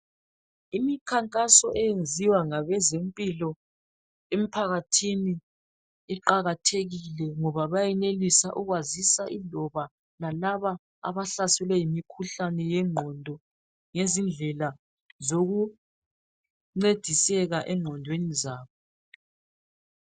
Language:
North Ndebele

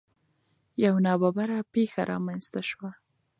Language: Pashto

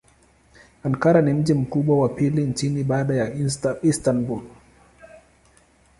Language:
Swahili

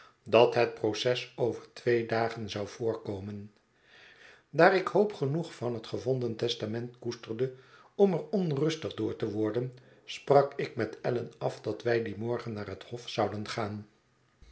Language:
Dutch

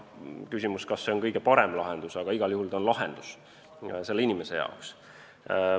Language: Estonian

